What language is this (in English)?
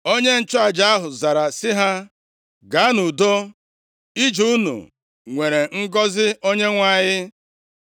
Igbo